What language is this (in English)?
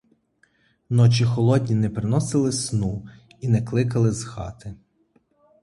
Ukrainian